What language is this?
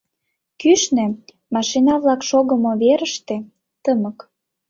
Mari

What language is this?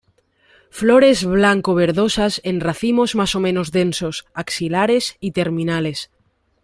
Spanish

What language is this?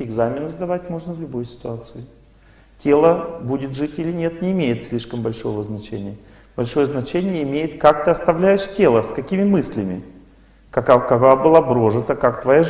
Russian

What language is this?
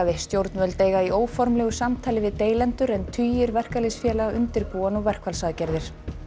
Icelandic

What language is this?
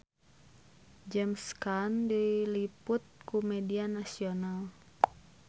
Sundanese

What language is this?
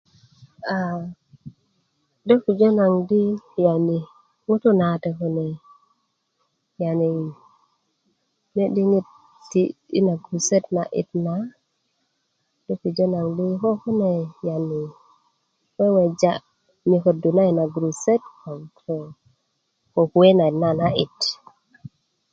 Kuku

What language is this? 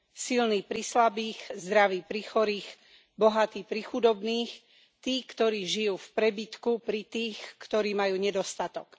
Slovak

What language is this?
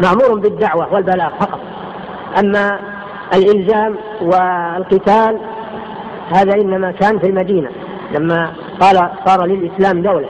Arabic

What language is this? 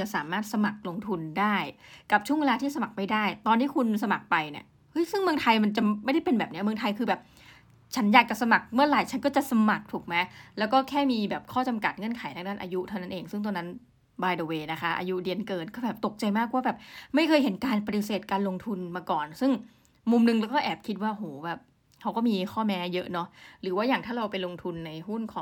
Thai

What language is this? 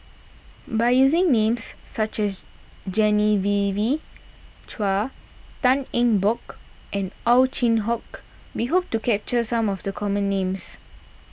English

